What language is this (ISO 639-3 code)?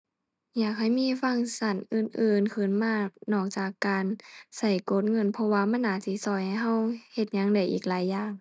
tha